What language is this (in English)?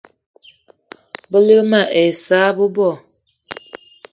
Eton (Cameroon)